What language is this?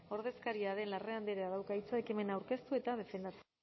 Basque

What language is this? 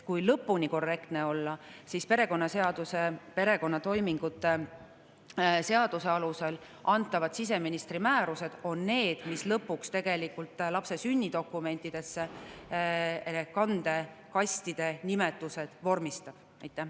Estonian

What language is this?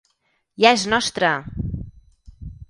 Catalan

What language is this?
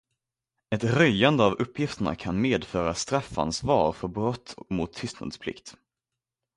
Swedish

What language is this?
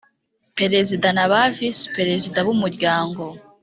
Kinyarwanda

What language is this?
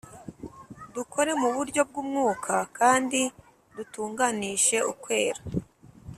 Kinyarwanda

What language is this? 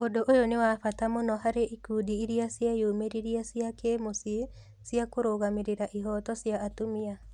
Kikuyu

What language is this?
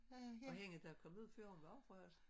Danish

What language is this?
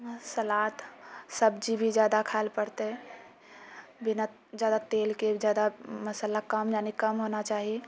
Maithili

